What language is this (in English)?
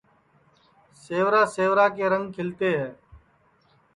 Sansi